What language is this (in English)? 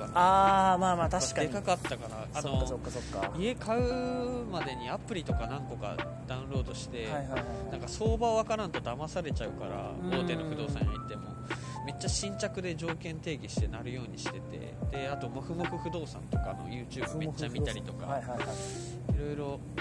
Japanese